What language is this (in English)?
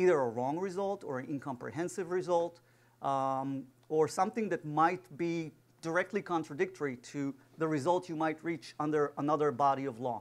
English